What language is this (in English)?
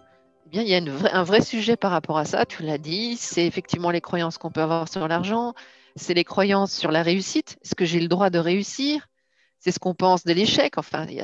French